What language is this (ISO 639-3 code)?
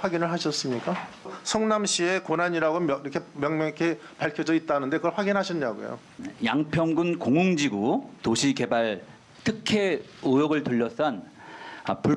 kor